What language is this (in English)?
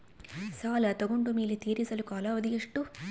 Kannada